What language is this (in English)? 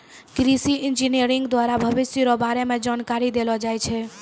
Maithili